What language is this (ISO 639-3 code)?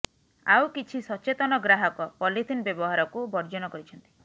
ori